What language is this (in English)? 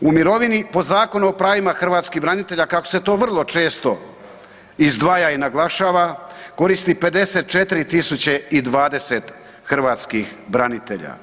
Croatian